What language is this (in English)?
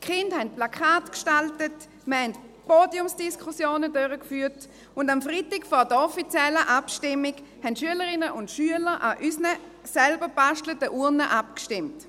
Swiss German